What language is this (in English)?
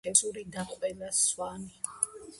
Georgian